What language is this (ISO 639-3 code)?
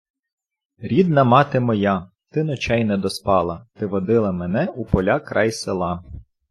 ukr